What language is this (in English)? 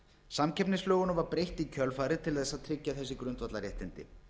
Icelandic